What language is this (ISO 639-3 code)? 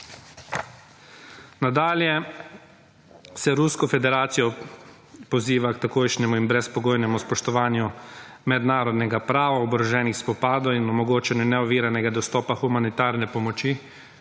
slv